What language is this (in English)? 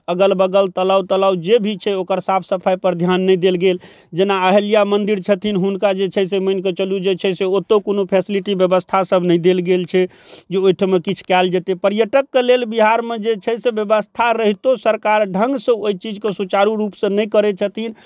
Maithili